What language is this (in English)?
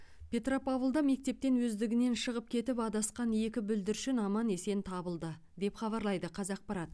Kazakh